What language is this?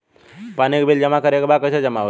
Bhojpuri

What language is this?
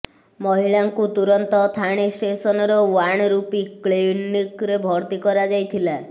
Odia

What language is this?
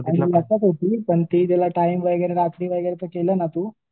Marathi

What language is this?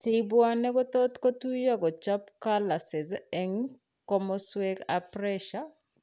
Kalenjin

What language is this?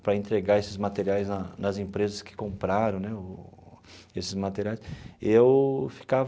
Portuguese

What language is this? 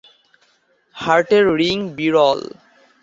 Bangla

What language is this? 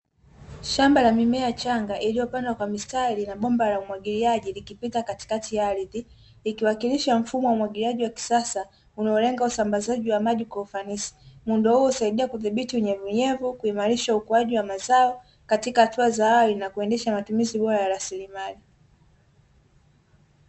Swahili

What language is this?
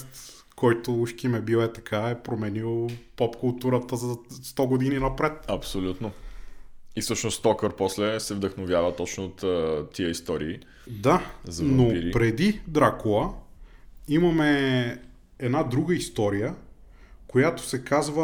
Bulgarian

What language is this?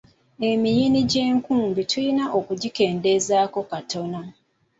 Ganda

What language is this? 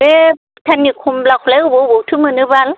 Bodo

